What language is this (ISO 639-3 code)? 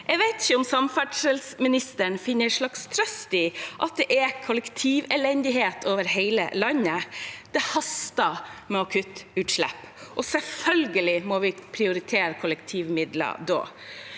nor